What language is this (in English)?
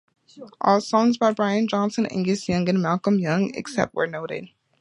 English